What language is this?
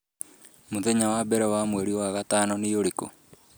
Kikuyu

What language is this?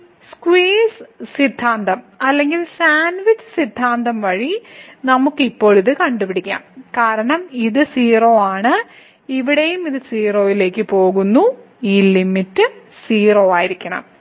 Malayalam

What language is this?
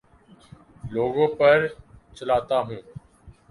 Urdu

